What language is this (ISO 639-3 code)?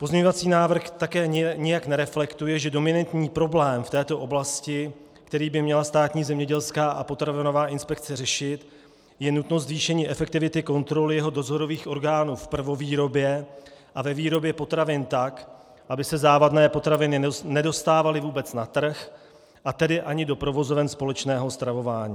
ces